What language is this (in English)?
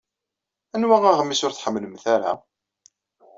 Kabyle